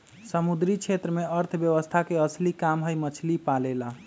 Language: Magahi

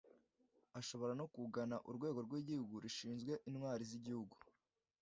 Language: Kinyarwanda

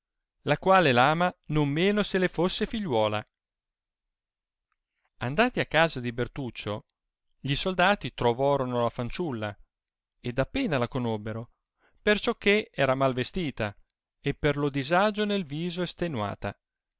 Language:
Italian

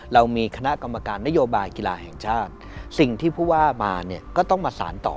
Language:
Thai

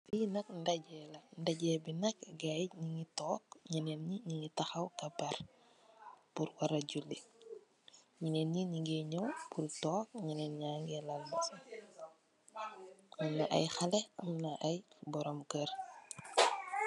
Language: Wolof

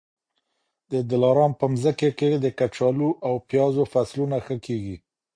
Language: Pashto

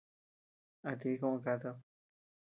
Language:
Tepeuxila Cuicatec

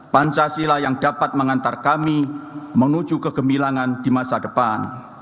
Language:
Indonesian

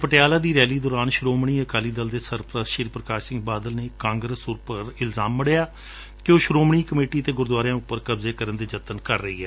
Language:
Punjabi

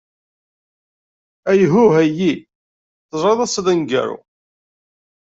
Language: Kabyle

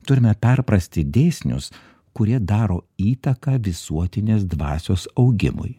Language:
Lithuanian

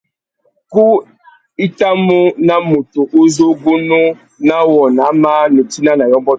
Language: Tuki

